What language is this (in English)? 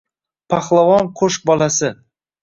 Uzbek